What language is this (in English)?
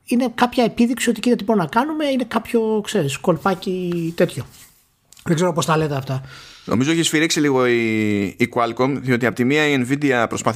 Greek